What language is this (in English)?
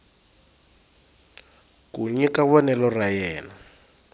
Tsonga